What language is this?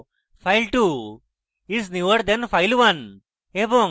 Bangla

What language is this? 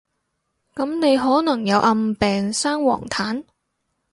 Cantonese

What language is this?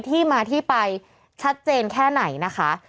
Thai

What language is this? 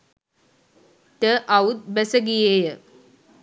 Sinhala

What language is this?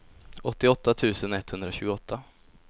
Swedish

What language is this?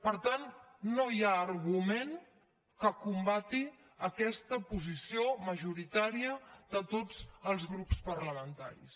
Catalan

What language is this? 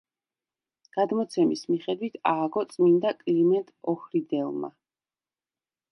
Georgian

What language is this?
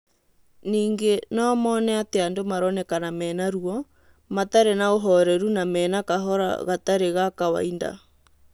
Kikuyu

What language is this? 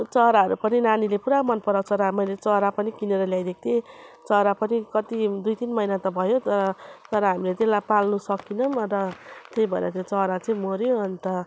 Nepali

